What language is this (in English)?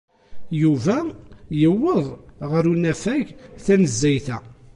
Kabyle